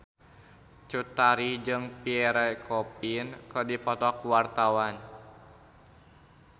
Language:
Sundanese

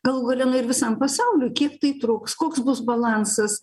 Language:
Lithuanian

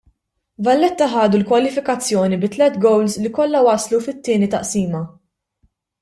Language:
Maltese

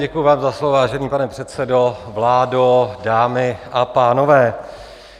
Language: Czech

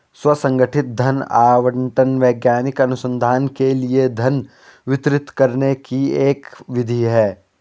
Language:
Hindi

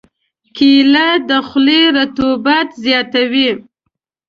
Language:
Pashto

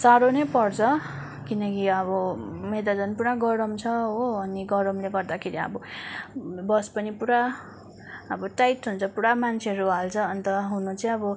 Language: Nepali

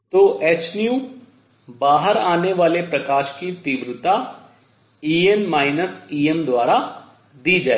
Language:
Hindi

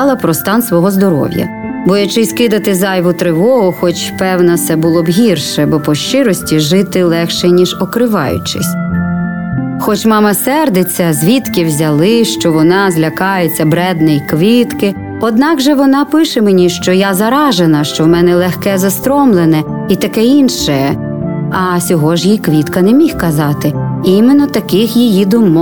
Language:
Ukrainian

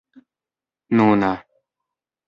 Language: Esperanto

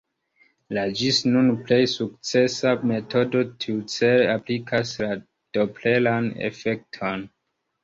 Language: Esperanto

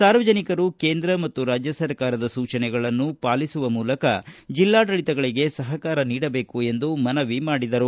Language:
Kannada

